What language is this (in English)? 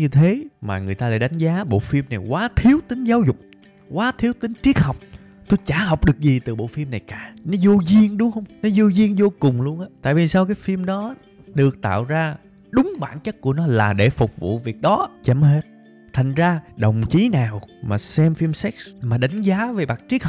Vietnamese